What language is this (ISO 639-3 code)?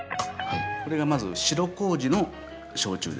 jpn